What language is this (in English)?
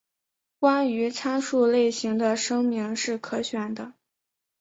Chinese